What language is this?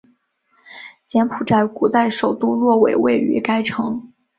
Chinese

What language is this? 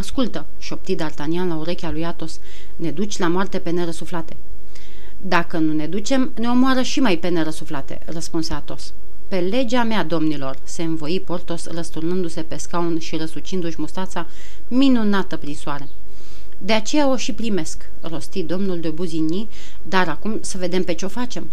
Romanian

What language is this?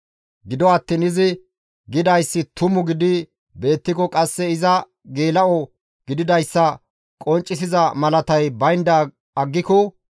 Gamo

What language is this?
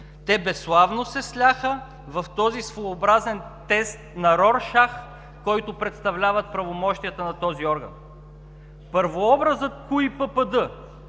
Bulgarian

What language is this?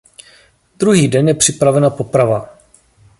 Czech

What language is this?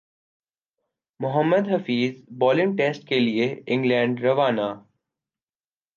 Urdu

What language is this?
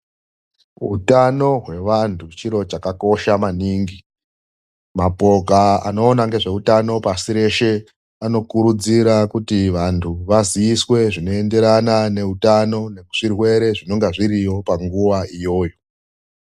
Ndau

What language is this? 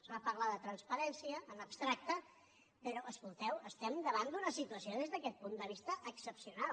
Catalan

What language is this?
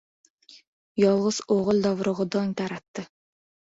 Uzbek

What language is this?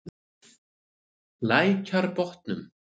Icelandic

